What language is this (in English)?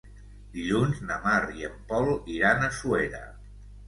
Catalan